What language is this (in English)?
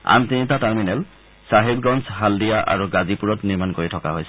Assamese